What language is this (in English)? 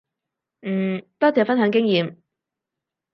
Cantonese